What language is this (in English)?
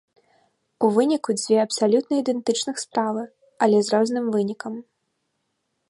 Belarusian